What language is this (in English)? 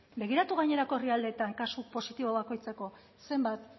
Basque